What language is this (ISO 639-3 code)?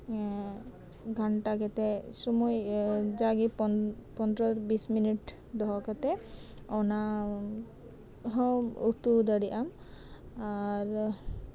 sat